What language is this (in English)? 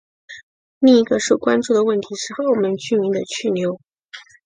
Chinese